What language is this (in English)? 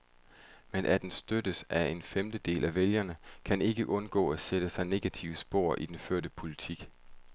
Danish